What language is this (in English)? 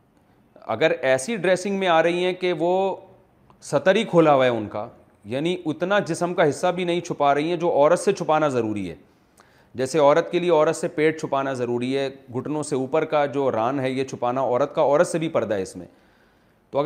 Urdu